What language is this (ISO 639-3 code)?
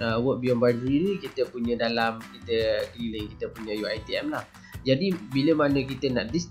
msa